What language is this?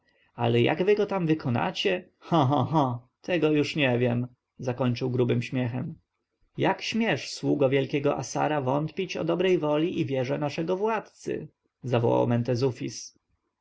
Polish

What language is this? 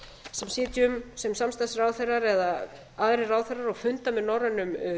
Icelandic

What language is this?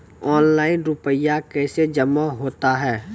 Maithili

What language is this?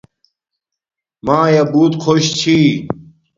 Domaaki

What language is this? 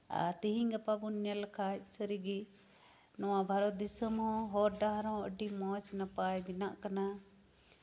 Santali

